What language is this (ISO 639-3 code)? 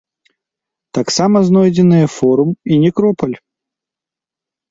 bel